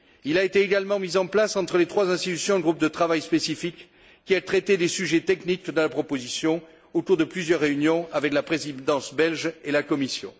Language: French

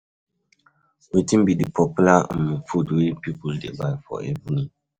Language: Nigerian Pidgin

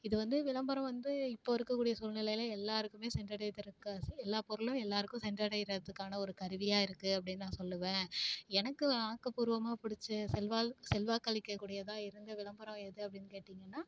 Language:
Tamil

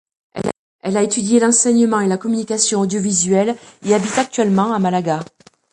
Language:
French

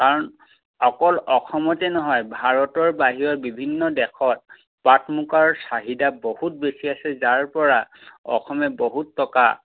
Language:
Assamese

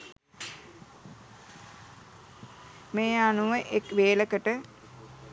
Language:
Sinhala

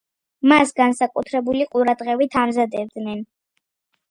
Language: Georgian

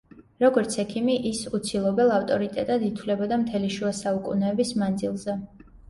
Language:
Georgian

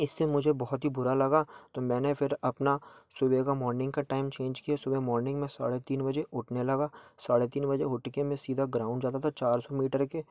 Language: Hindi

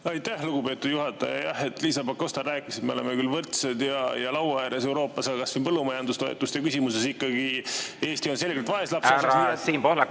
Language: Estonian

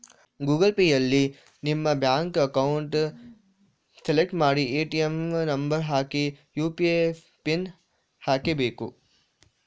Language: Kannada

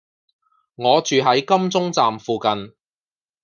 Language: Cantonese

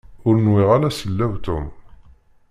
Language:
Kabyle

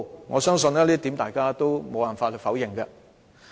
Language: Cantonese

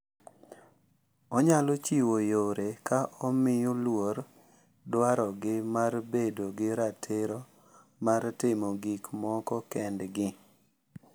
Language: Luo (Kenya and Tanzania)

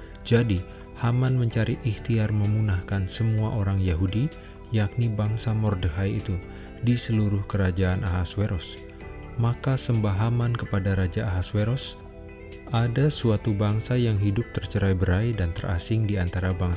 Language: Indonesian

